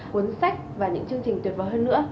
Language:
Vietnamese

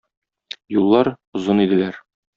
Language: Tatar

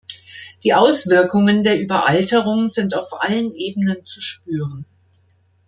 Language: German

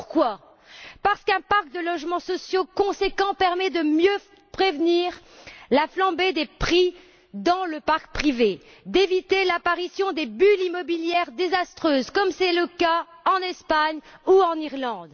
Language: French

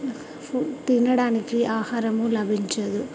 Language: Telugu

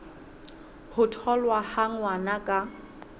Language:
Southern Sotho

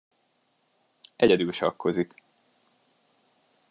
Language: Hungarian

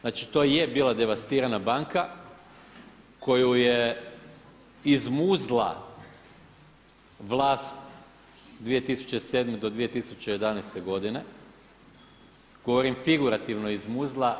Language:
Croatian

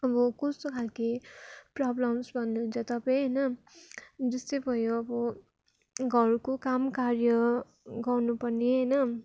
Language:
Nepali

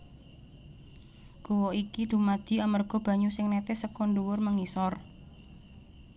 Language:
Javanese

